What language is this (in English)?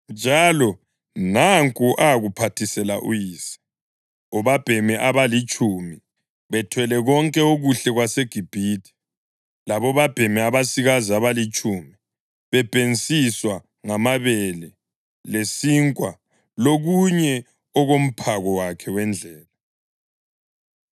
North Ndebele